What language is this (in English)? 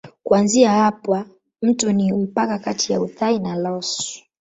Swahili